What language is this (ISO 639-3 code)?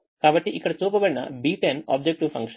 tel